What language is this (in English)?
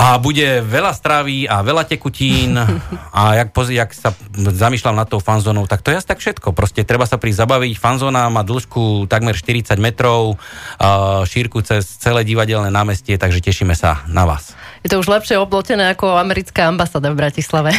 Slovak